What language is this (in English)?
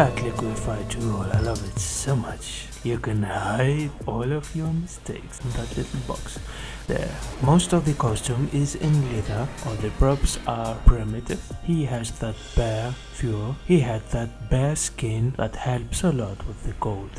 English